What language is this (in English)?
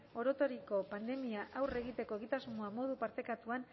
Basque